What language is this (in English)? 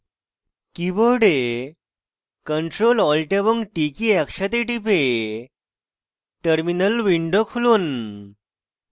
Bangla